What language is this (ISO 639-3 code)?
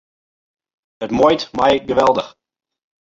fry